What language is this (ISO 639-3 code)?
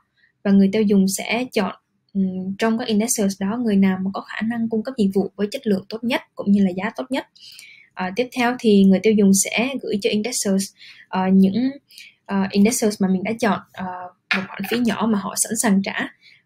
vie